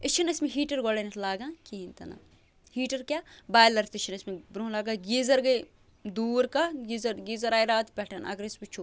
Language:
Kashmiri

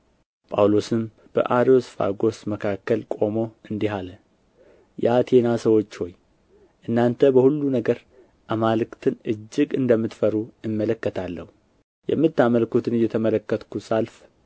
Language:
Amharic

